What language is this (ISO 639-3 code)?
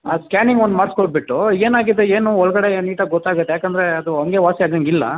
kan